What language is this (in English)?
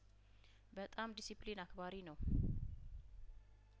Amharic